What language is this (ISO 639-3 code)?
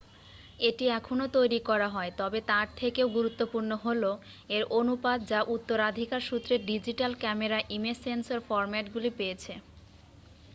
ben